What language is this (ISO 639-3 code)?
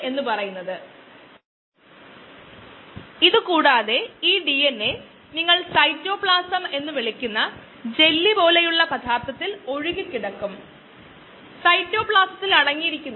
mal